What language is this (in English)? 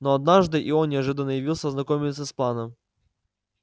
Russian